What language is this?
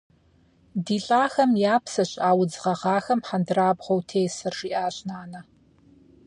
Kabardian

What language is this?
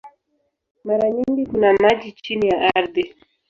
Swahili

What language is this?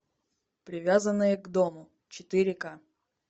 Russian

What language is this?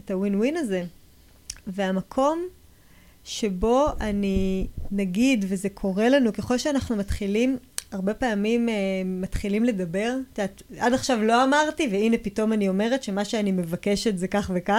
Hebrew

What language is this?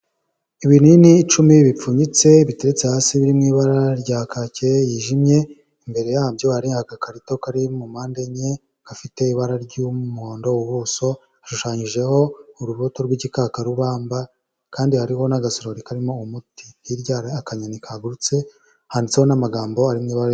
Kinyarwanda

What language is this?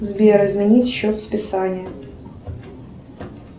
Russian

